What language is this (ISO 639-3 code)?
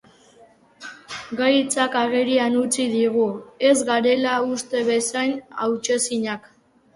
eus